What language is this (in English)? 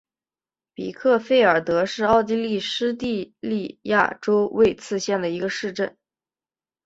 Chinese